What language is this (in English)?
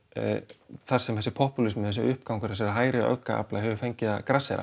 Icelandic